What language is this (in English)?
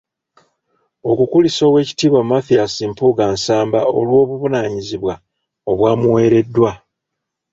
Ganda